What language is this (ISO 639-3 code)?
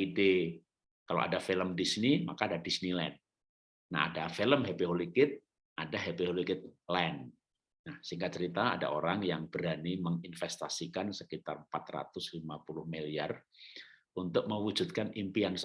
ind